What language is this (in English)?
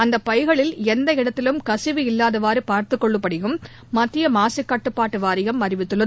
Tamil